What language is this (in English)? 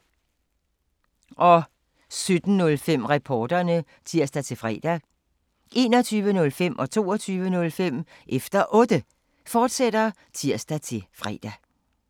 Danish